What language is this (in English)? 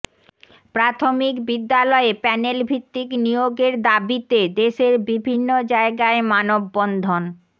Bangla